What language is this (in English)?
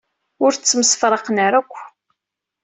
Kabyle